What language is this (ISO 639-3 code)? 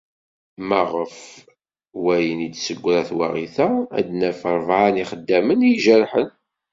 kab